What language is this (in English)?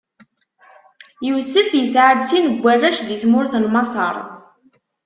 Kabyle